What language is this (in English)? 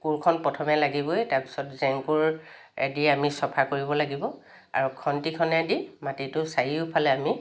Assamese